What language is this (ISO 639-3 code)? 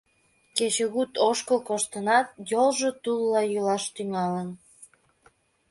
chm